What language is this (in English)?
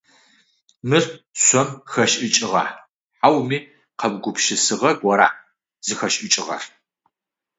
Adyghe